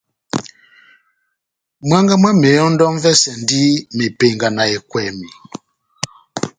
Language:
Batanga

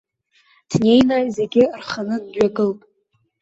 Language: Abkhazian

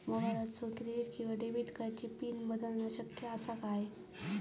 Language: Marathi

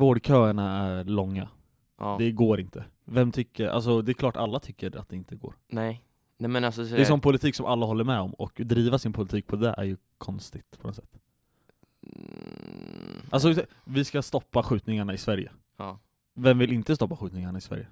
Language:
Swedish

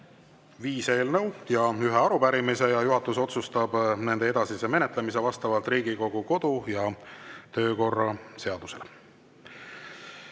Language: Estonian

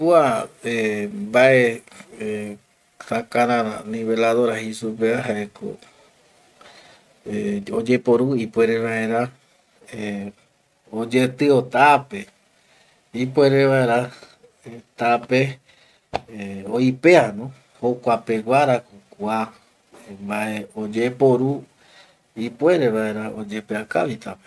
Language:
Eastern Bolivian Guaraní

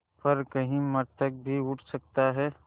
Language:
Hindi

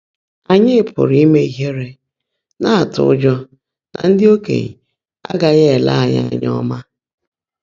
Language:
Igbo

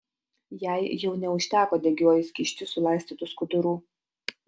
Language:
Lithuanian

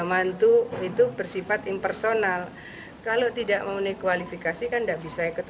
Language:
Indonesian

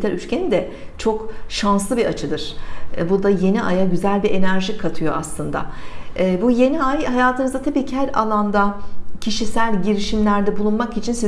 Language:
Turkish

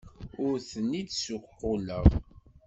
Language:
Kabyle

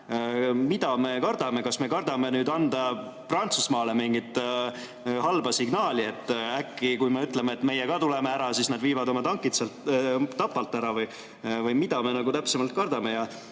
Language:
Estonian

